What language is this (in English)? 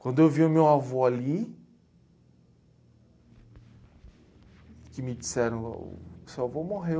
Portuguese